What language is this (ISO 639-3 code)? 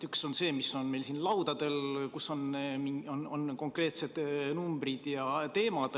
est